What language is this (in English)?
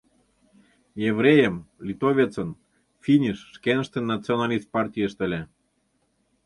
Mari